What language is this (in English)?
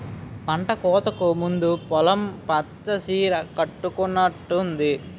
Telugu